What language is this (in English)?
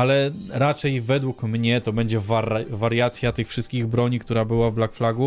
Polish